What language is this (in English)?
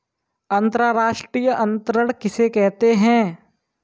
Hindi